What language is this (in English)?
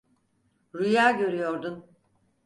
Turkish